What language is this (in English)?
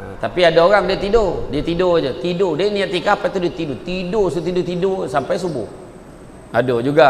Malay